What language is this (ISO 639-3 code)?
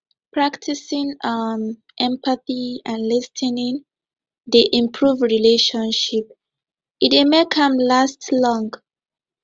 pcm